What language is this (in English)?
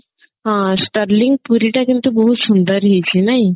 Odia